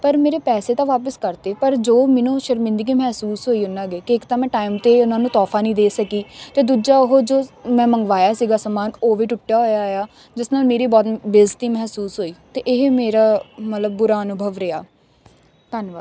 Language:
Punjabi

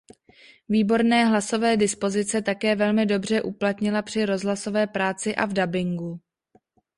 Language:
Czech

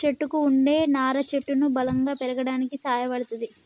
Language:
Telugu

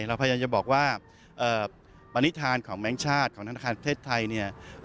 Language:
Thai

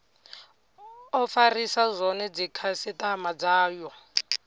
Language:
Venda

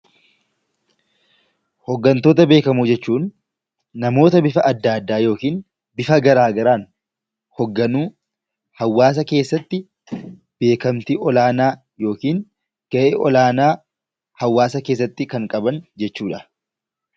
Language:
Oromo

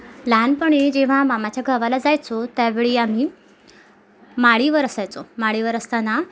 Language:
Marathi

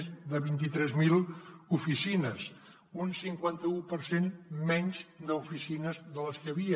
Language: Catalan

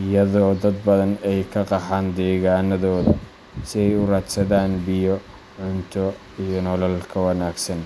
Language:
Somali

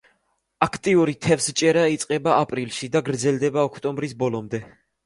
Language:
Georgian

